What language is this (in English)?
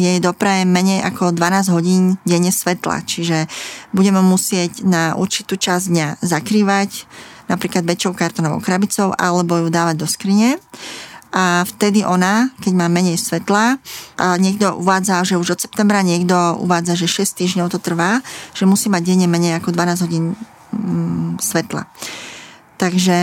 Slovak